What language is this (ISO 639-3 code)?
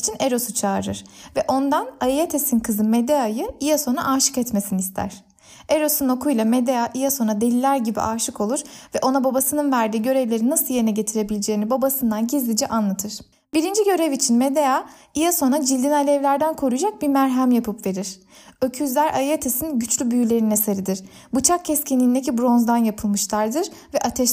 tur